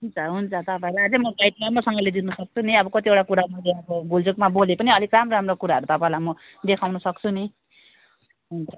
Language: Nepali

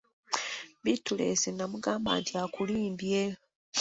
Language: Ganda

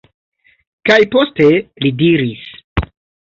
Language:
Esperanto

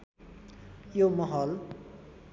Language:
Nepali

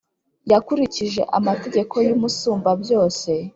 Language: Kinyarwanda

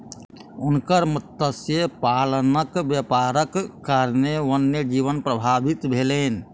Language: Maithili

